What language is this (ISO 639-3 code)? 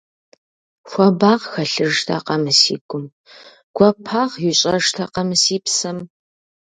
kbd